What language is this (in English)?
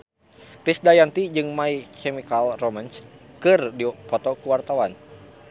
Sundanese